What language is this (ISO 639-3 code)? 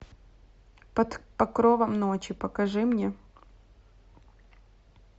rus